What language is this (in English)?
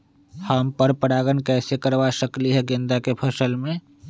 Magahi